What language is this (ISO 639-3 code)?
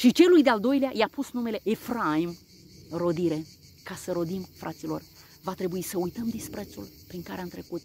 ron